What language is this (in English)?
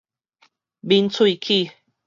Min Nan Chinese